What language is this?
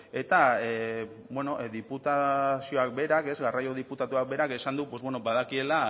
Basque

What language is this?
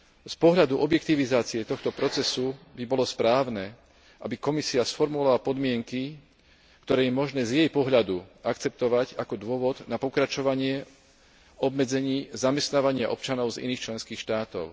Slovak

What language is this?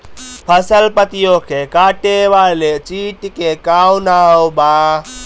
Bhojpuri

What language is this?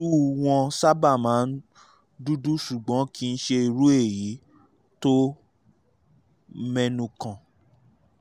Yoruba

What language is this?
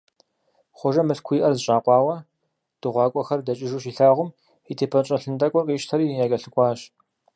Kabardian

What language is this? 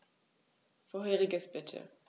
German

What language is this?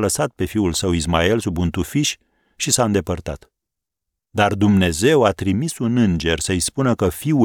Romanian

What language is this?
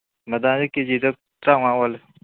Manipuri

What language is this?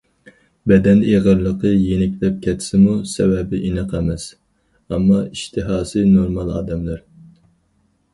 Uyghur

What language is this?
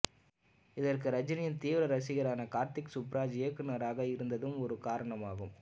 Tamil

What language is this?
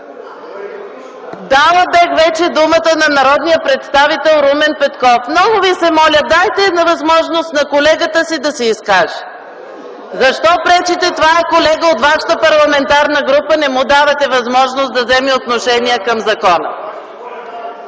Bulgarian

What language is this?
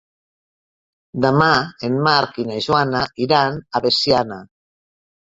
Catalan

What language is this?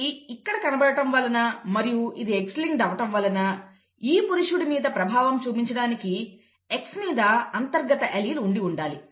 Telugu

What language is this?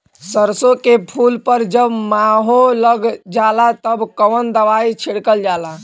Bhojpuri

